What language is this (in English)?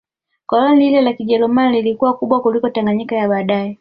Swahili